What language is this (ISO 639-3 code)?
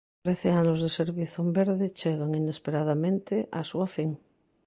glg